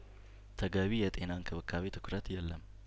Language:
Amharic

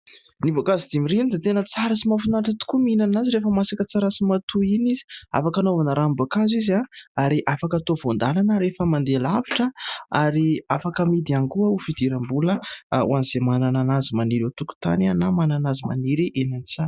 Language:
Malagasy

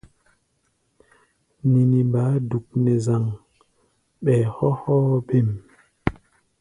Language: Gbaya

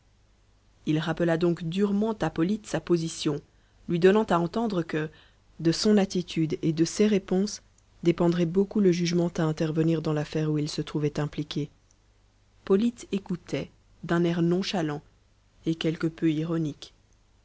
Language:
French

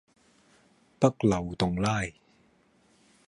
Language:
Cantonese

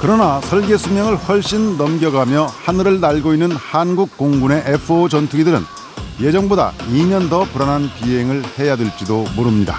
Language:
Korean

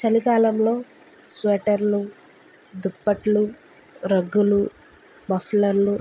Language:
Telugu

